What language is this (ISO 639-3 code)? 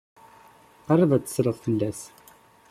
kab